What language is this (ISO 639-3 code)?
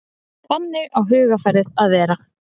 isl